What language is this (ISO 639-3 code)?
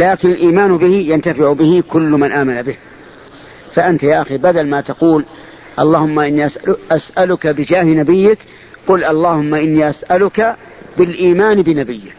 ara